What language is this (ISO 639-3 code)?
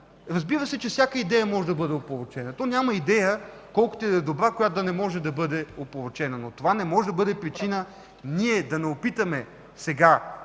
bul